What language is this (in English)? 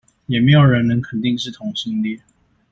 Chinese